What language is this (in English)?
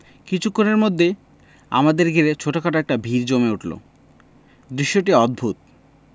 Bangla